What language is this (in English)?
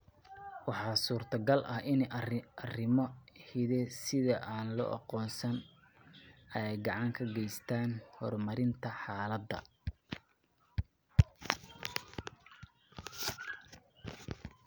Somali